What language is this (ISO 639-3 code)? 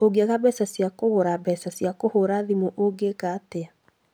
kik